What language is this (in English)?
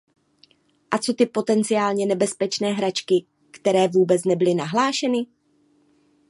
Czech